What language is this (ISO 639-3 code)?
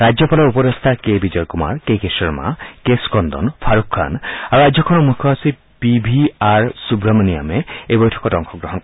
asm